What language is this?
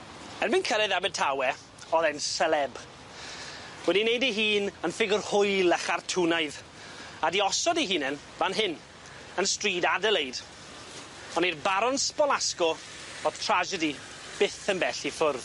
Welsh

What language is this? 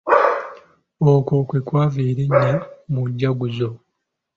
Ganda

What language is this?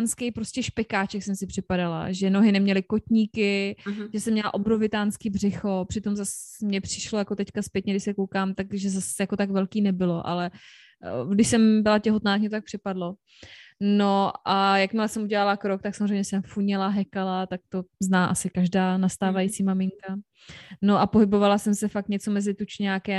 Czech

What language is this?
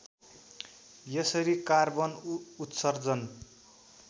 Nepali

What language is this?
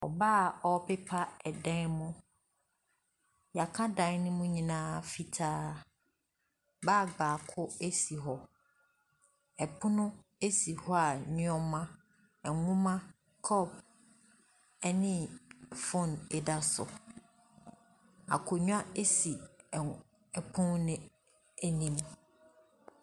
Akan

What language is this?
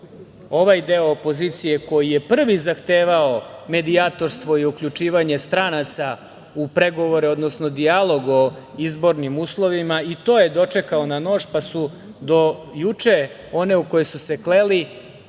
Serbian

